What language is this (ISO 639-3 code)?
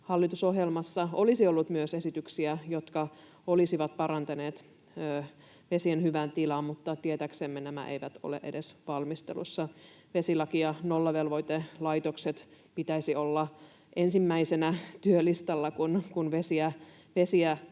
fin